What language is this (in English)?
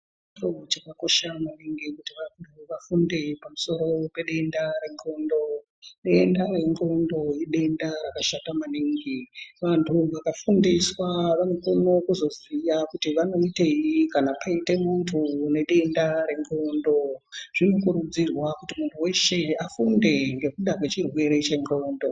Ndau